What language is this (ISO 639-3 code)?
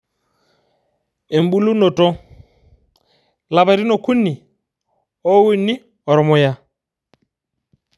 mas